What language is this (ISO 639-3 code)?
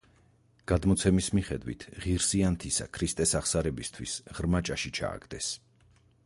kat